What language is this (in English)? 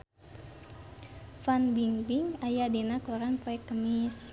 Sundanese